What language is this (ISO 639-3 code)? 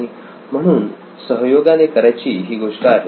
mar